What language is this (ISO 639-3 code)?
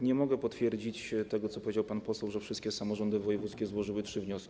pol